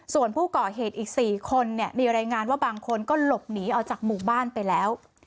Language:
Thai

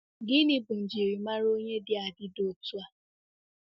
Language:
Igbo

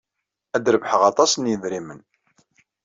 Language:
Kabyle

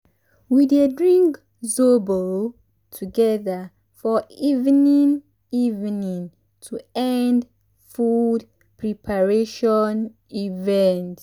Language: Nigerian Pidgin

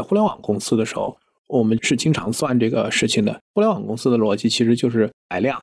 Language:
Chinese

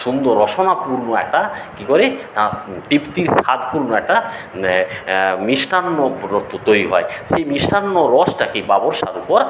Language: Bangla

